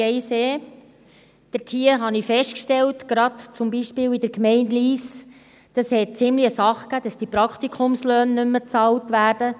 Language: Swiss German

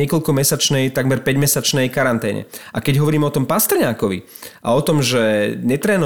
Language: Slovak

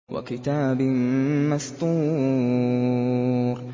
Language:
Arabic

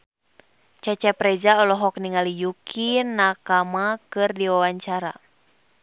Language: Sundanese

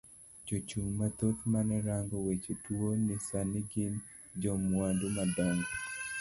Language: Luo (Kenya and Tanzania)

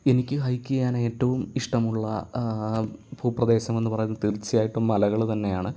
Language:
Malayalam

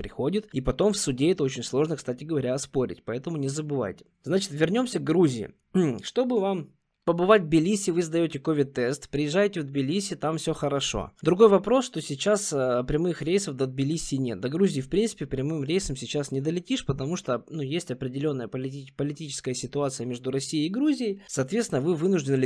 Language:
Russian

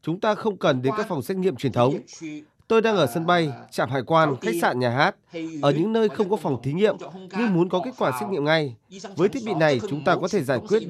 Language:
Vietnamese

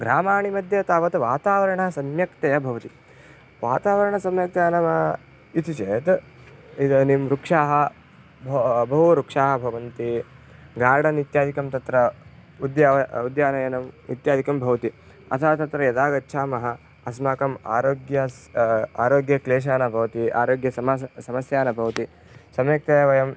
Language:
Sanskrit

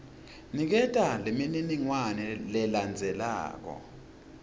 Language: Swati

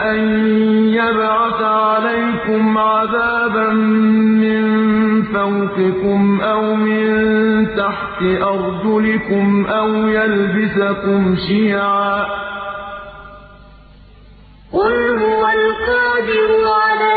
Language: Arabic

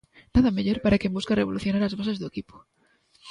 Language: Galician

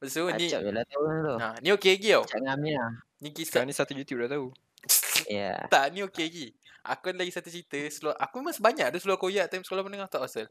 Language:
Malay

